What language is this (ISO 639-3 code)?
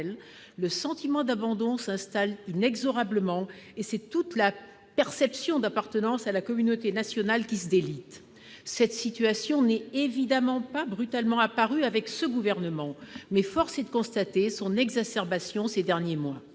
fra